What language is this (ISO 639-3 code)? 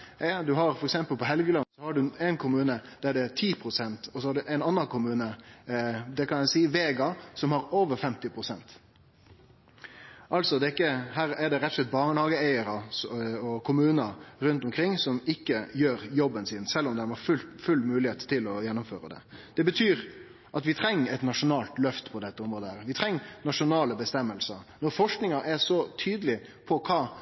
nno